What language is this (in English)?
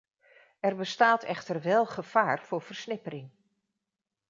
Dutch